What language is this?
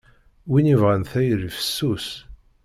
Kabyle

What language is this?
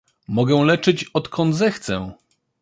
Polish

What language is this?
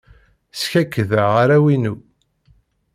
Kabyle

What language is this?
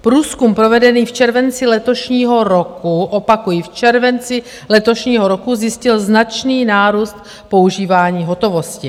Czech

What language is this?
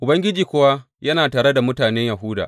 Hausa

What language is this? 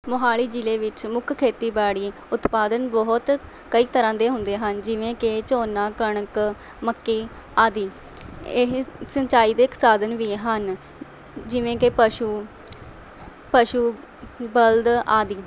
Punjabi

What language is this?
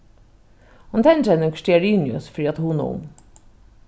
Faroese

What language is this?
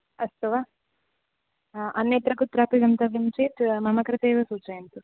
Sanskrit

